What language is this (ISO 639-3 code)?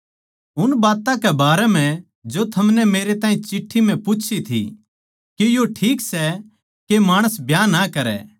bgc